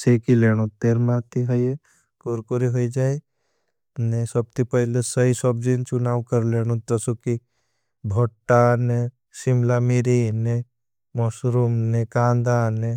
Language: Bhili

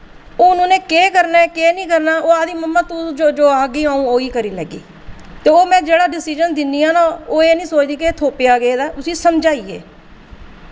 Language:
Dogri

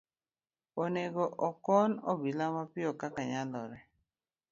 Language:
Luo (Kenya and Tanzania)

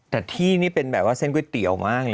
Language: Thai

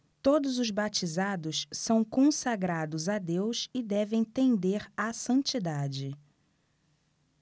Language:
Portuguese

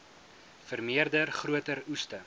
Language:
Afrikaans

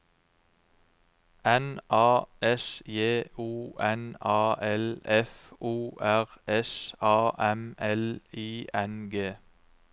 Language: Norwegian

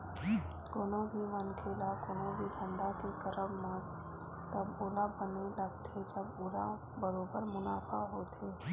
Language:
Chhattisgarhi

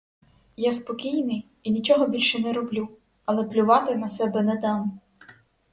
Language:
Ukrainian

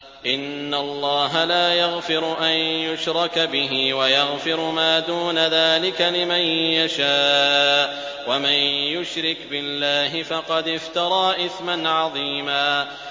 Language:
Arabic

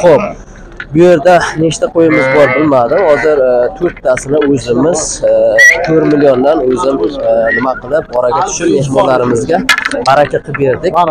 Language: Turkish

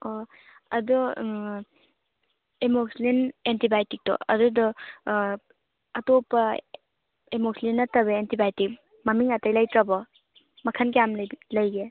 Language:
Manipuri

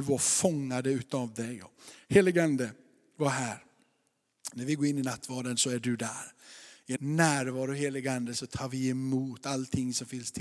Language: Swedish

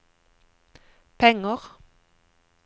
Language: Norwegian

